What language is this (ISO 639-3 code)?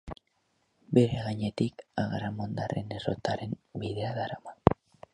eus